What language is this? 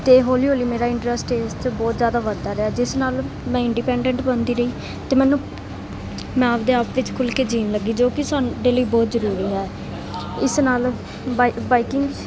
Punjabi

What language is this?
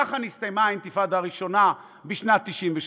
Hebrew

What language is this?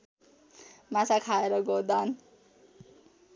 Nepali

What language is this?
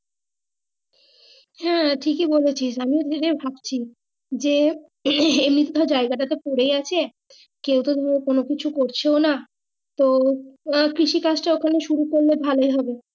Bangla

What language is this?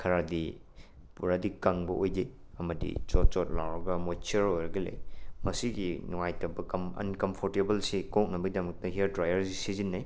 Manipuri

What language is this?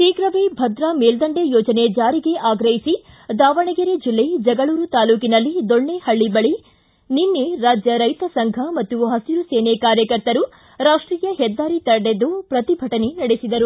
Kannada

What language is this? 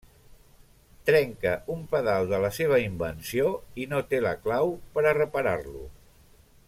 Catalan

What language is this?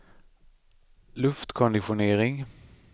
Swedish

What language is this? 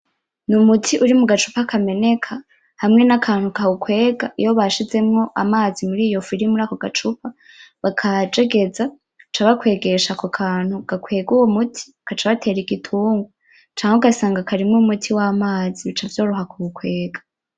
Rundi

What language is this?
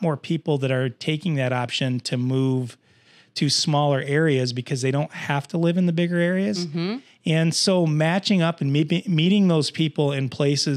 English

